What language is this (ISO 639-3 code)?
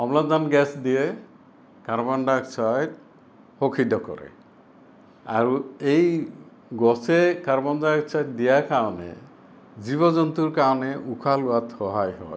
asm